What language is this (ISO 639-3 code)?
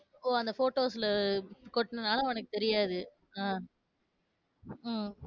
tam